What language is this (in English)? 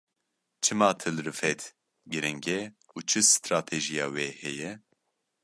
Kurdish